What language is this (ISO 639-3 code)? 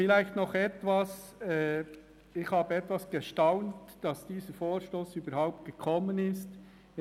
gsw